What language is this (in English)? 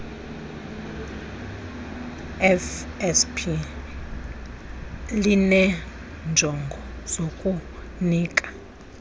Xhosa